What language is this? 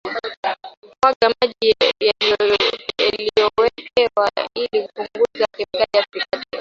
Swahili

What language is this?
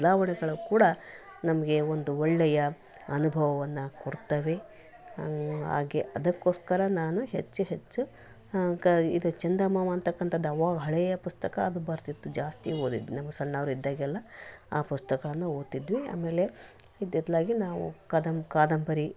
Kannada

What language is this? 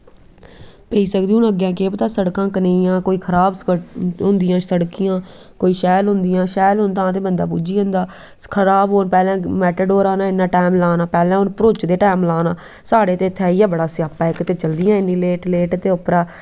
Dogri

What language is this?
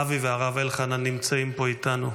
Hebrew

